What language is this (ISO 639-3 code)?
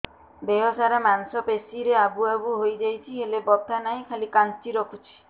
ori